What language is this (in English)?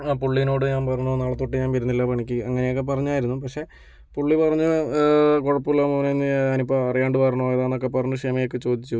Malayalam